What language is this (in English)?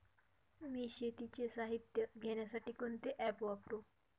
Marathi